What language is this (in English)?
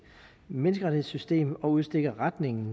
Danish